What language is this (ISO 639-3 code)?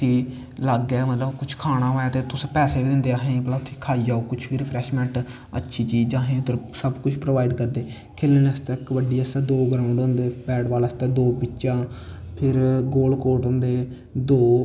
doi